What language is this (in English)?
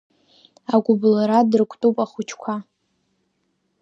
Abkhazian